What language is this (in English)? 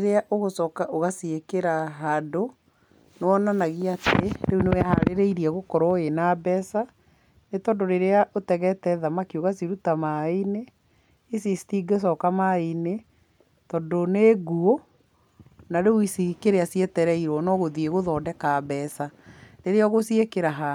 Kikuyu